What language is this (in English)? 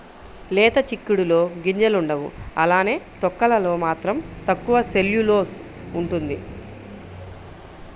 Telugu